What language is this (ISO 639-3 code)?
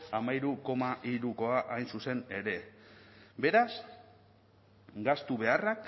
eus